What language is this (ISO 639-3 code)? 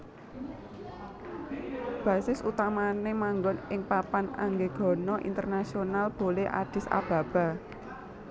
jav